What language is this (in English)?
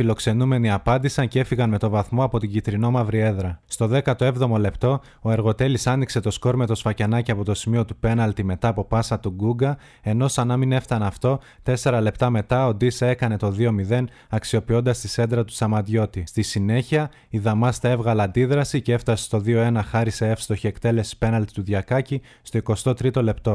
Greek